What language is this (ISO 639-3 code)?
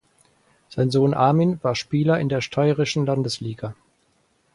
deu